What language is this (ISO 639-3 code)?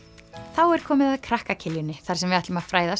isl